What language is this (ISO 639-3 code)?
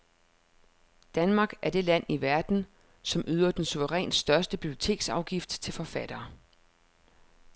dan